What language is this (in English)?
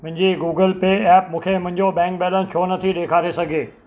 Sindhi